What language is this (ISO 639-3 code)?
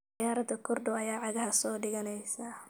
som